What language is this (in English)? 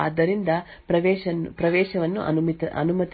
Kannada